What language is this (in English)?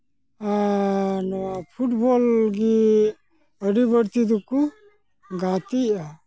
Santali